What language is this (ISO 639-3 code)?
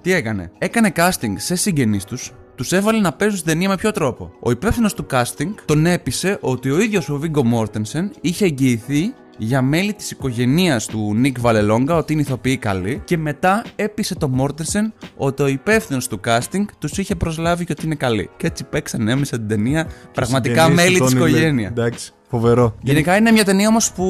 ell